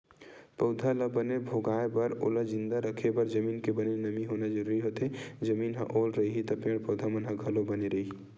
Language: Chhattisgarhi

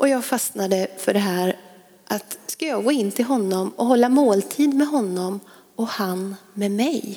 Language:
Swedish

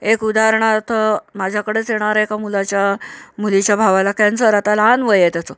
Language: Marathi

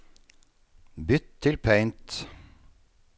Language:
Norwegian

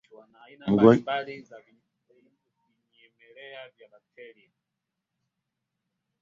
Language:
Swahili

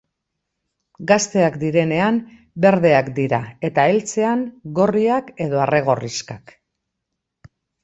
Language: Basque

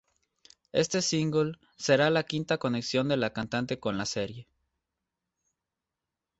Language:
Spanish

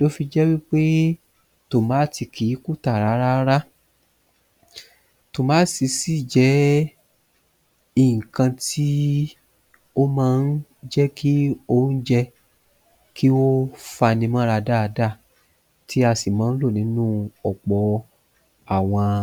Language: Yoruba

